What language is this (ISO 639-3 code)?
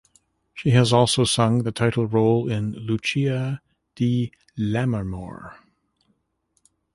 eng